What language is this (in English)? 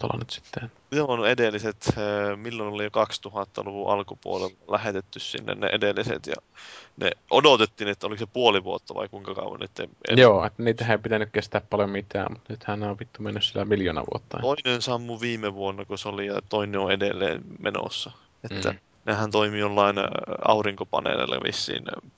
Finnish